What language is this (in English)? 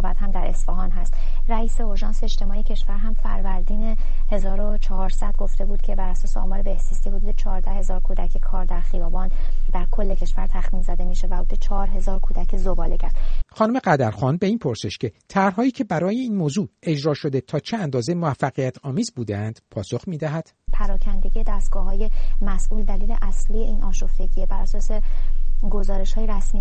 Persian